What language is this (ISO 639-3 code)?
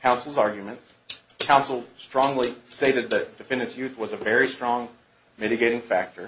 eng